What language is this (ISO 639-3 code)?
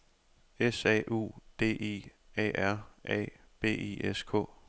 dan